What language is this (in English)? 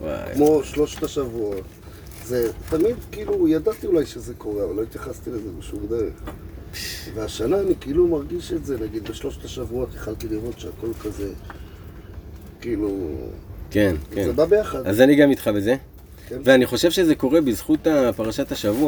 Hebrew